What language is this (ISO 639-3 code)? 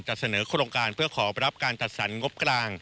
tha